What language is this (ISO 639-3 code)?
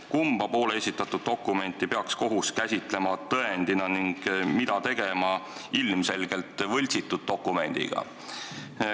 est